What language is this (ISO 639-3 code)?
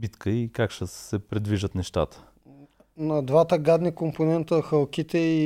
bul